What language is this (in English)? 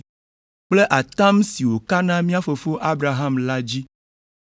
Ewe